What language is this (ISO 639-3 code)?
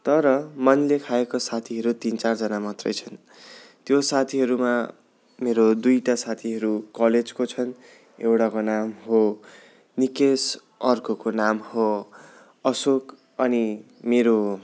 nep